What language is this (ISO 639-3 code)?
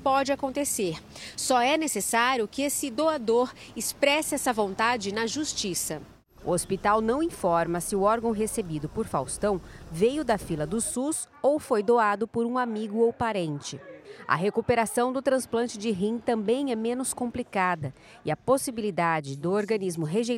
por